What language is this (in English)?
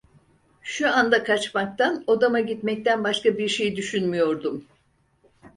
Turkish